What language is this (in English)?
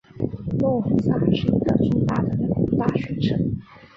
Chinese